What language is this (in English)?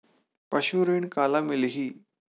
Chhattisgarhi